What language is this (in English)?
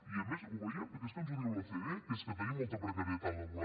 Catalan